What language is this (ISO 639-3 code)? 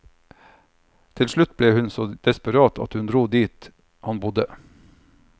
nor